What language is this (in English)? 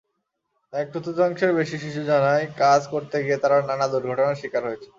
Bangla